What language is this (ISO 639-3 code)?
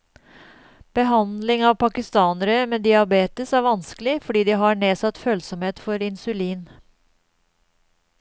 nor